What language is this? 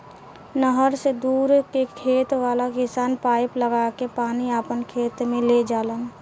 Bhojpuri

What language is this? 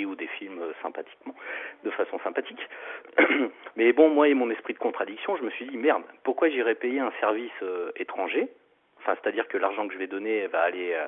French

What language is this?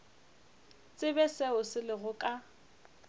Northern Sotho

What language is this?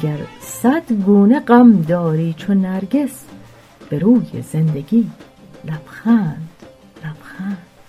Persian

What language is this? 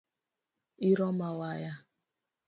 Luo (Kenya and Tanzania)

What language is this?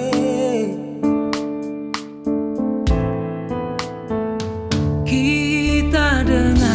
Indonesian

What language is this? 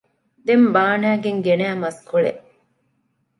Divehi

